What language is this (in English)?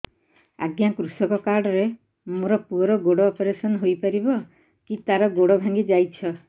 Odia